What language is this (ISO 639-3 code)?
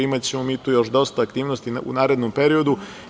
srp